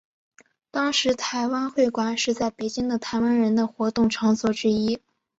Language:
Chinese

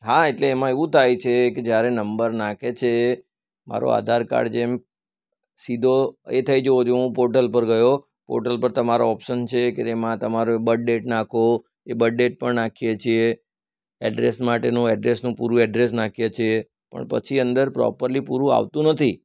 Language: Gujarati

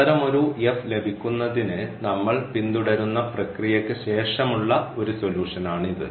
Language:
Malayalam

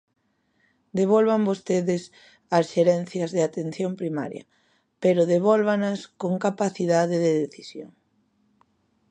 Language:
Galician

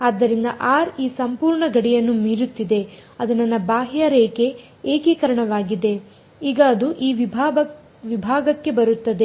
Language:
Kannada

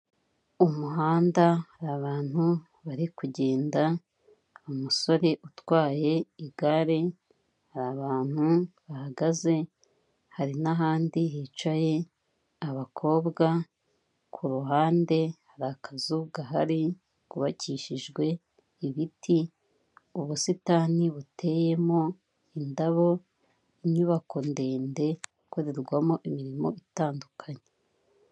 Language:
Kinyarwanda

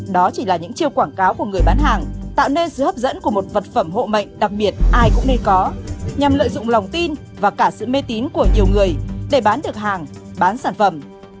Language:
Vietnamese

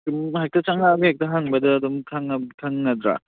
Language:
Manipuri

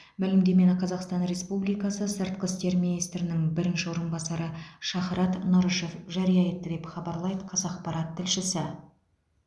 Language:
Kazakh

